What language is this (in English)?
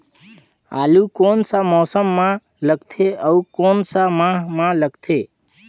Chhattisgarhi